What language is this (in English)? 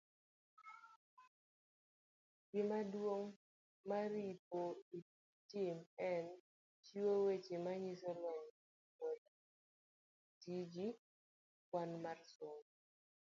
Luo (Kenya and Tanzania)